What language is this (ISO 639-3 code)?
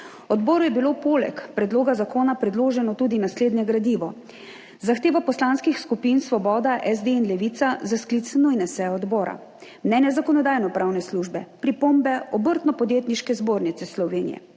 slv